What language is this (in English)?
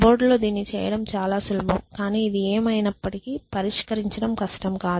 Telugu